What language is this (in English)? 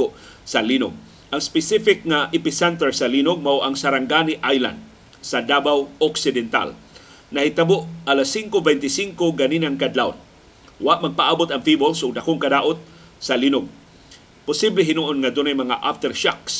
Filipino